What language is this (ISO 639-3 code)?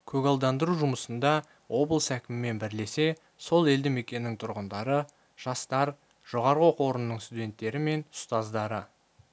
kaz